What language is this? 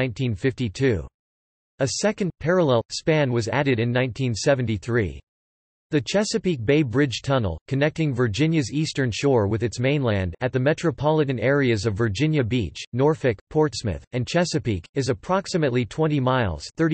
English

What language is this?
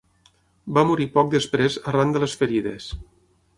Catalan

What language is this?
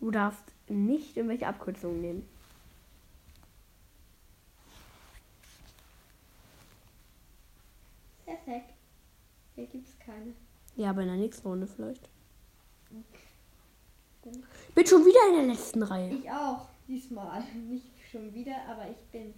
German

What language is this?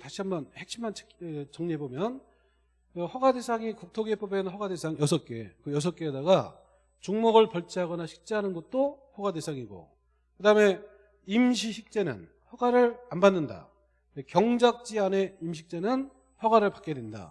Korean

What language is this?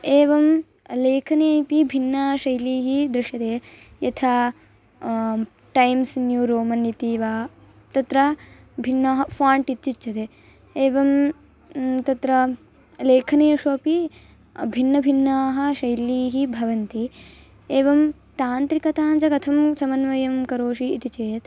Sanskrit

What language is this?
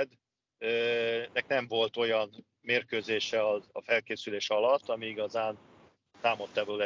Hungarian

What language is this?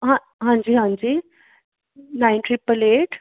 Punjabi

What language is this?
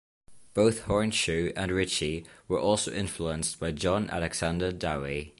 English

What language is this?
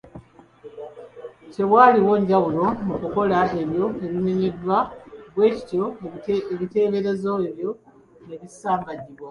Ganda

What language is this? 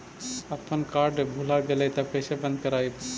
Magahi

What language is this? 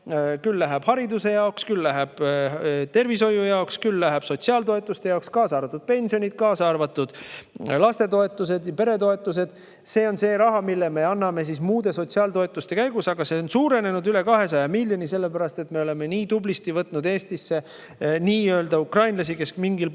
Estonian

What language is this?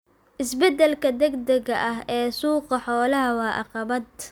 Somali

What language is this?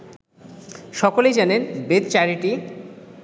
Bangla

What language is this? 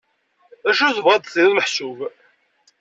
Kabyle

